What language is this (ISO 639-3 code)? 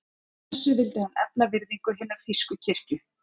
isl